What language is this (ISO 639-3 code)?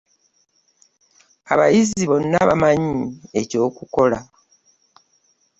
lug